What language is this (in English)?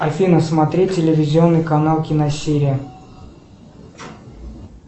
Russian